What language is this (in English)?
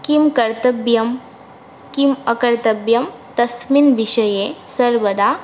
Sanskrit